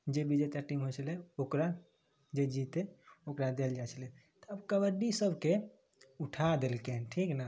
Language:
Maithili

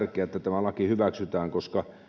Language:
Finnish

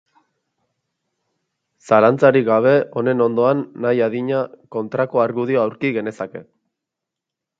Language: Basque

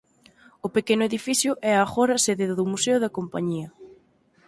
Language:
Galician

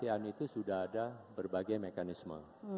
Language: Indonesian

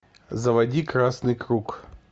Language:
Russian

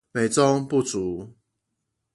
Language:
Chinese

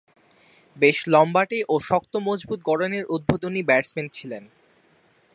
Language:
Bangla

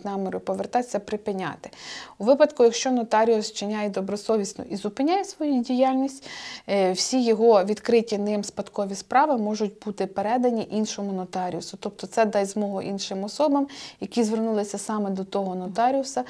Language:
Ukrainian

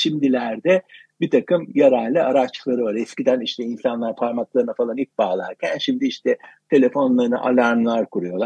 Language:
Turkish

